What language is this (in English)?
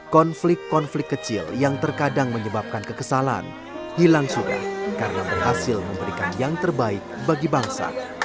Indonesian